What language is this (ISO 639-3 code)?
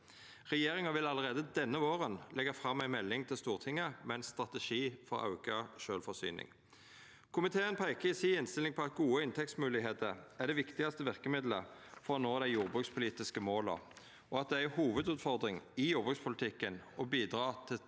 nor